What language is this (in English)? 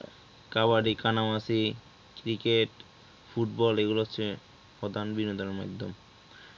Bangla